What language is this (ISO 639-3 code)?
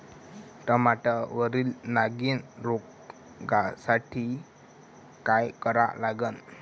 mar